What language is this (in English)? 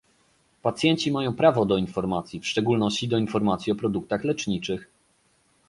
Polish